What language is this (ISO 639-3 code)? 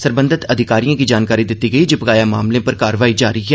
doi